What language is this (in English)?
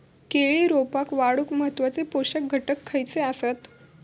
Marathi